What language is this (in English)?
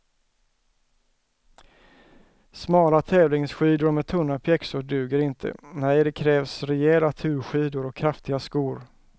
Swedish